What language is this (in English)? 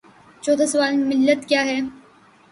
Urdu